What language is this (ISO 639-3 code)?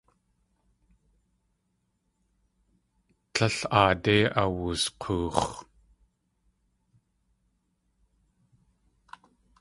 tli